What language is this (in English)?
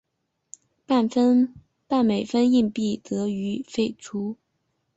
Chinese